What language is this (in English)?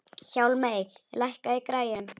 Icelandic